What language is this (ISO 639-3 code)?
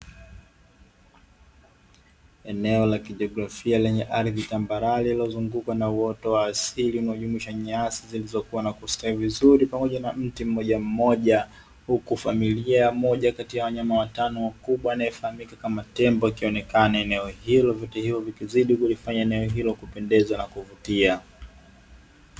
swa